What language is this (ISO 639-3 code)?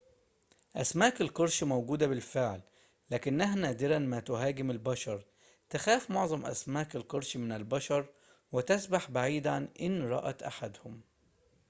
ara